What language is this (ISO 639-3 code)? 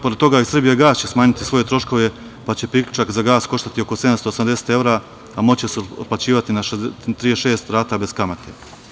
srp